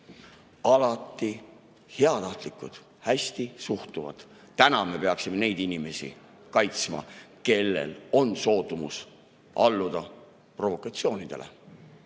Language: Estonian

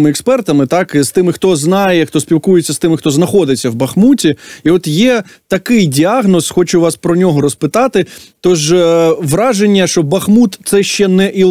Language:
Ukrainian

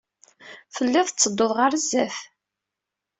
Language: Kabyle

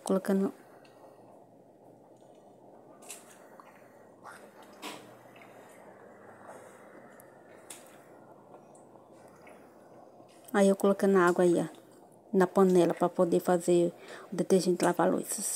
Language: Portuguese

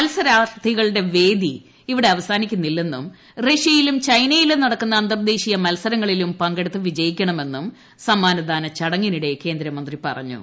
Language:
Malayalam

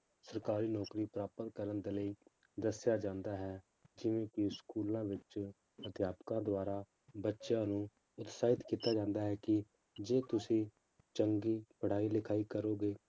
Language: Punjabi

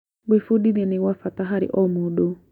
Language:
Kikuyu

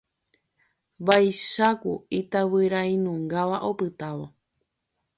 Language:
Guarani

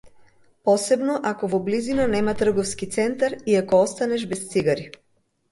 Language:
Macedonian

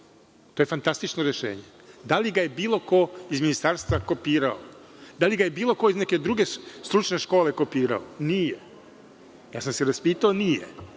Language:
Serbian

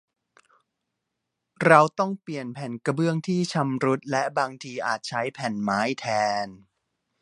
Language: Thai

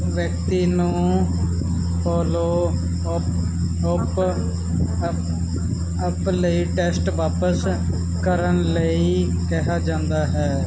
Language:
Punjabi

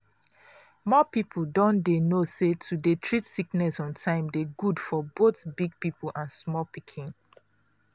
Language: Nigerian Pidgin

